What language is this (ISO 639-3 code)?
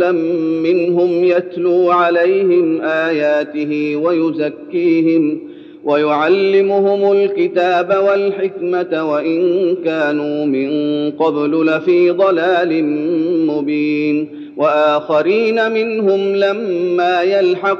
ara